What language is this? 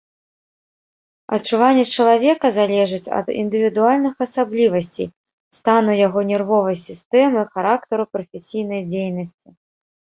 Belarusian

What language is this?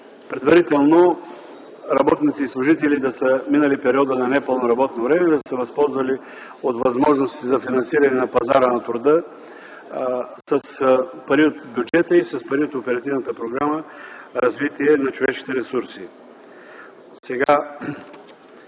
Bulgarian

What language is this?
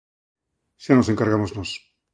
Galician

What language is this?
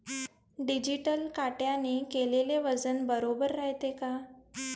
Marathi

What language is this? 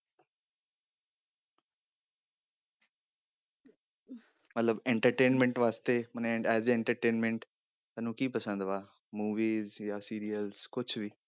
Punjabi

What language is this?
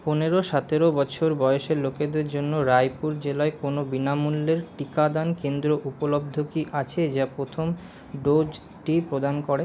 Bangla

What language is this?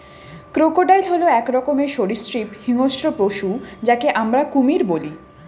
Bangla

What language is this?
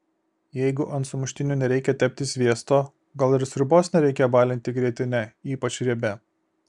Lithuanian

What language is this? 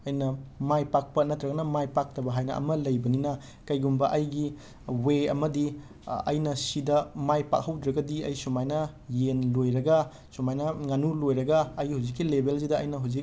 Manipuri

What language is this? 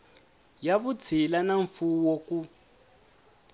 Tsonga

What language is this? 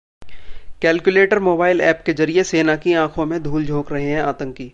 Hindi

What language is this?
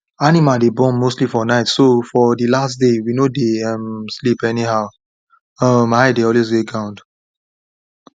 Nigerian Pidgin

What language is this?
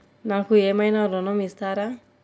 Telugu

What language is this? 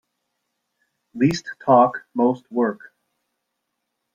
English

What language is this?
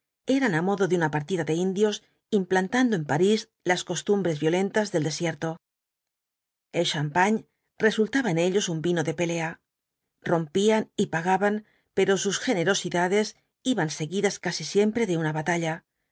Spanish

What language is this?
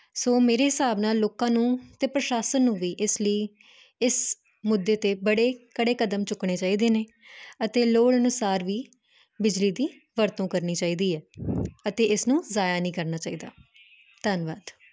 Punjabi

